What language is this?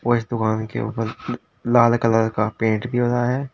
Hindi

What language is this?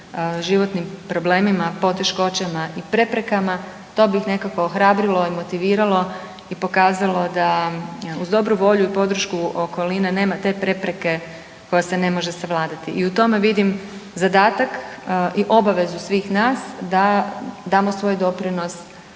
Croatian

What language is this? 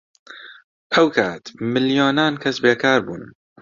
Central Kurdish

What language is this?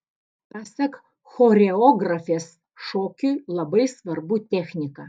Lithuanian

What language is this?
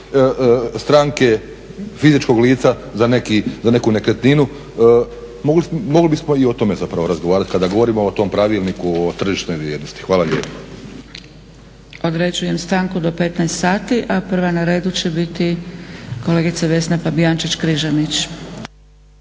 Croatian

